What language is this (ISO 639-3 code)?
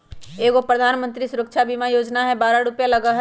mag